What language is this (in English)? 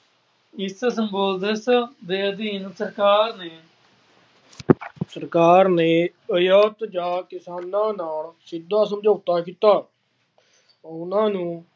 Punjabi